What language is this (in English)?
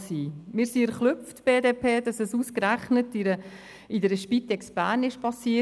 Swiss German